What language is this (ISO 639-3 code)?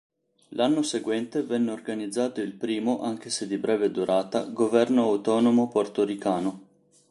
ita